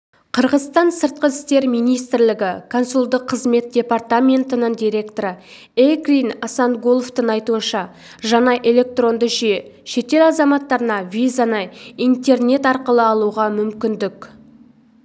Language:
Kazakh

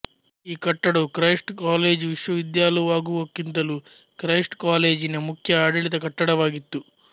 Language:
Kannada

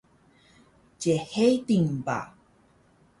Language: Taroko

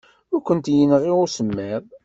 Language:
Kabyle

